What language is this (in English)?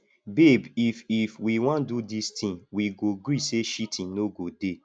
Nigerian Pidgin